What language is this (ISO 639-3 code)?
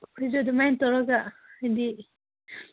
mni